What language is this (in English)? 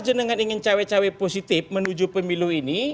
Indonesian